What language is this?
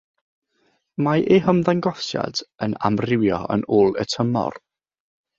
Welsh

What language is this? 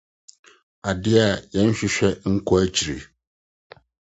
Akan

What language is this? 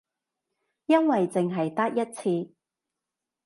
Cantonese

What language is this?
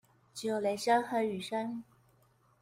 Chinese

